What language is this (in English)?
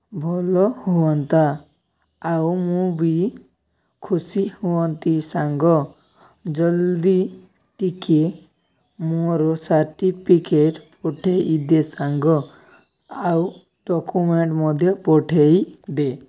Odia